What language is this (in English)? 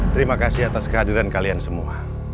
Indonesian